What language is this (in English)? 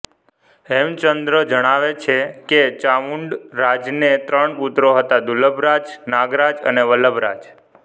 Gujarati